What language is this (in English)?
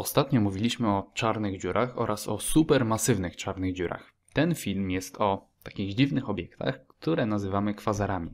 Polish